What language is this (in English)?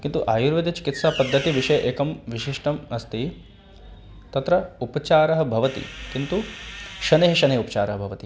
Sanskrit